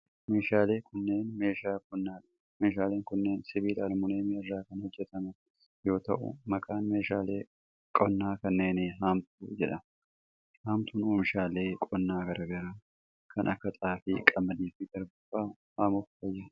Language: Oromo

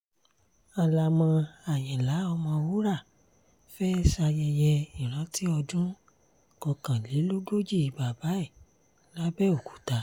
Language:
Yoruba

